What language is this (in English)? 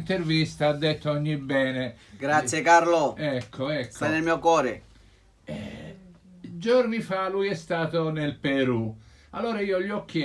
Italian